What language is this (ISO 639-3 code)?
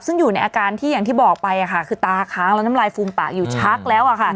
tha